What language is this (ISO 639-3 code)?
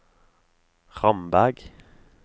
nor